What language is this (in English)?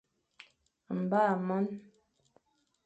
Fang